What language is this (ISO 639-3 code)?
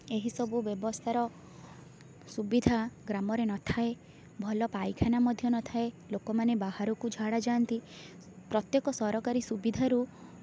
ori